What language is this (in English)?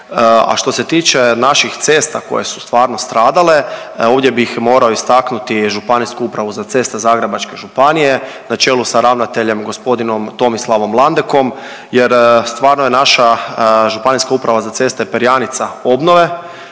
Croatian